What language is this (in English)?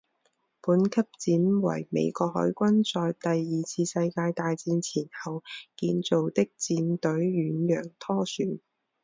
Chinese